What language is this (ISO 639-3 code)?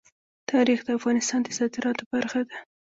pus